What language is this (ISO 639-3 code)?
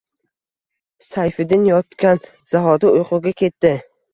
uzb